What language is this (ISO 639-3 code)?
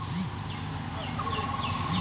ben